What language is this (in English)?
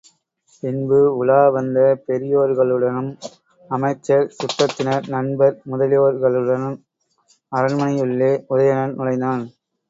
Tamil